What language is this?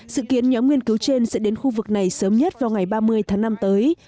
Vietnamese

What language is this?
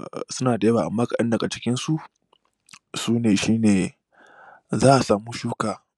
Hausa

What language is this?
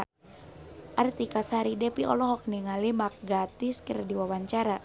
Sundanese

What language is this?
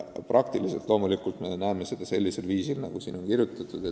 Estonian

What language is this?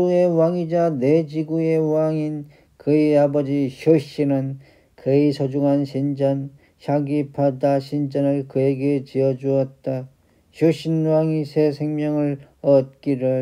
Korean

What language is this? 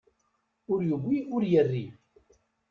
Kabyle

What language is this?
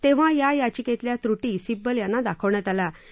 Marathi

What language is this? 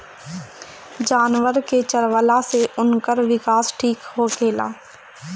Bhojpuri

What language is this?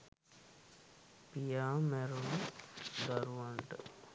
Sinhala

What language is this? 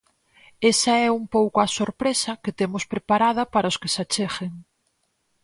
Galician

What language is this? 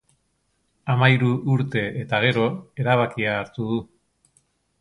Basque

